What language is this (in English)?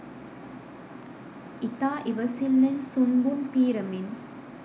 Sinhala